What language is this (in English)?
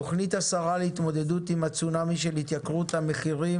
Hebrew